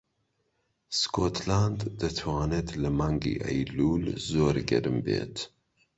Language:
Central Kurdish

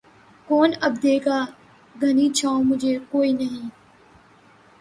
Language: Urdu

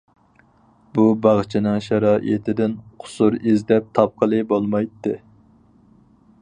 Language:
Uyghur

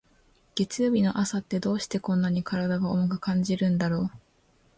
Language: Japanese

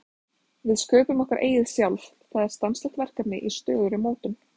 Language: Icelandic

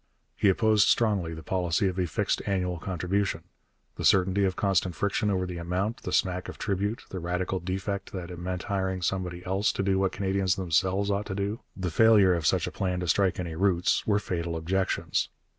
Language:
English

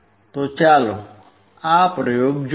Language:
Gujarati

